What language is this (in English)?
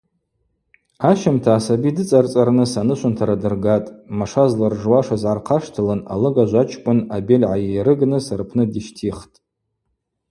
Abaza